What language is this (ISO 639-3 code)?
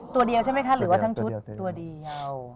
tha